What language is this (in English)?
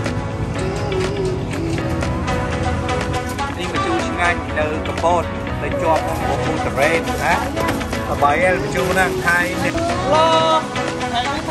Thai